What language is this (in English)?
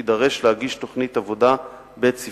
Hebrew